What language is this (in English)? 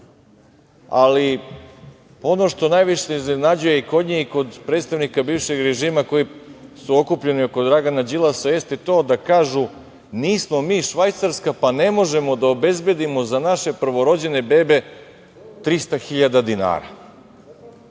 Serbian